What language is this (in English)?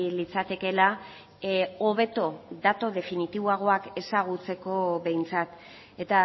Basque